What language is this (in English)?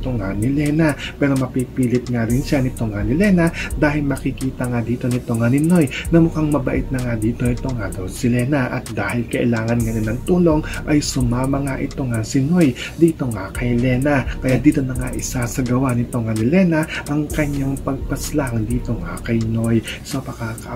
Filipino